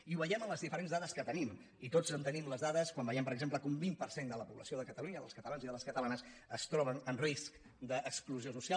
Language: Catalan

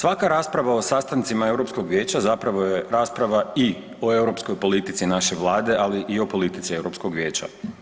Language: Croatian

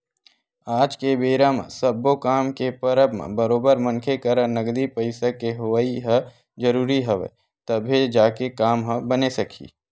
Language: Chhattisgarhi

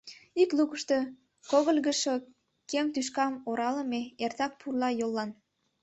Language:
Mari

